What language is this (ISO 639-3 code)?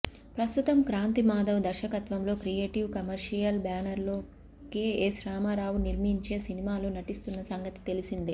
tel